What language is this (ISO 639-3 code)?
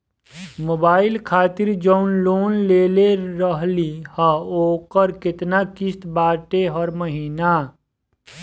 bho